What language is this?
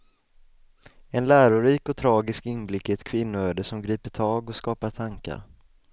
Swedish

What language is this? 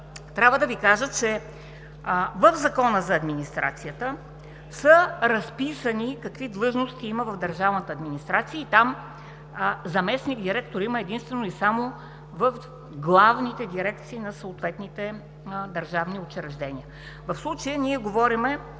Bulgarian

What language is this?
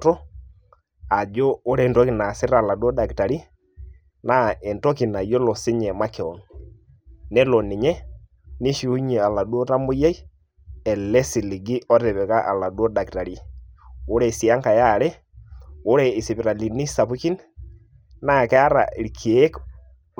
Masai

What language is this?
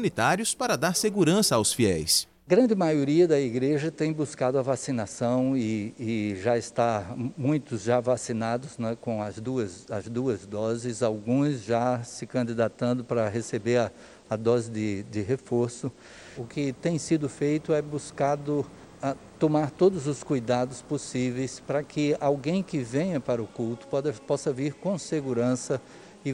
Portuguese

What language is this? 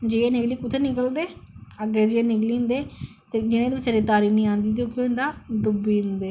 Dogri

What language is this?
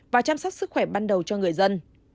Vietnamese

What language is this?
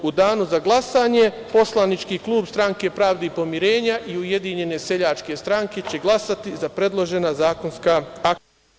Serbian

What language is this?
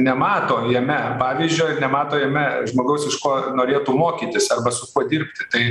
Lithuanian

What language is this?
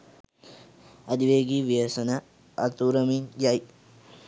Sinhala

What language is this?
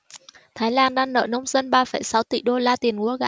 Vietnamese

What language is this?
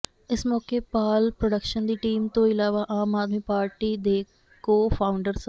Punjabi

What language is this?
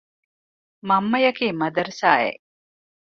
Divehi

